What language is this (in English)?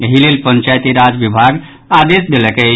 Maithili